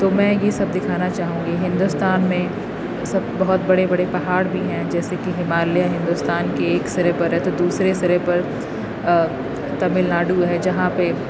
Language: Urdu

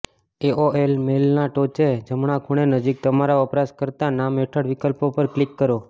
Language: Gujarati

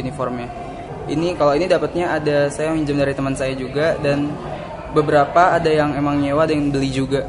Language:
Indonesian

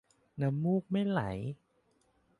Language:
Thai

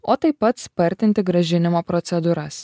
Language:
Lithuanian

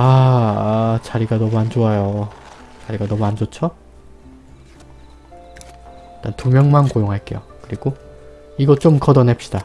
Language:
Korean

